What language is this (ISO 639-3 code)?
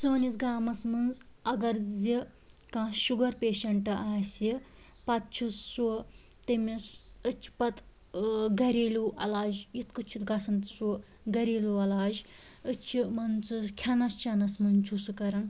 kas